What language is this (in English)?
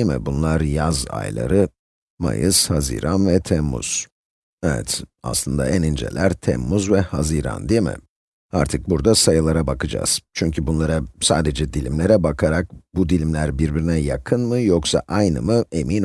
Turkish